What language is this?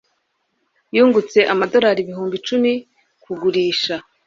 Kinyarwanda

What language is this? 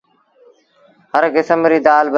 Sindhi Bhil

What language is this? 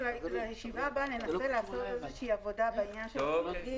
Hebrew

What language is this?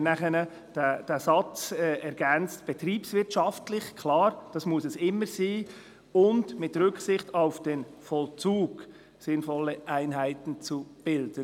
Swiss German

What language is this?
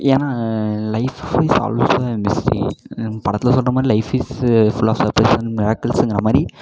Tamil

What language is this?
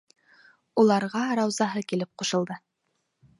Bashkir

